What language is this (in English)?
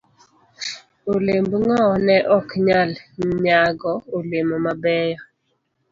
Luo (Kenya and Tanzania)